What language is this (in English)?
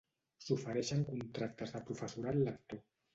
Catalan